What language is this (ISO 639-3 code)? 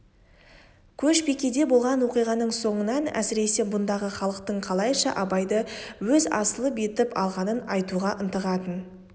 kaz